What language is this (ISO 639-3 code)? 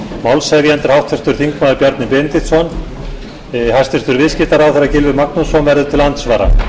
isl